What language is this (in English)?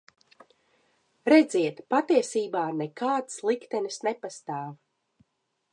Latvian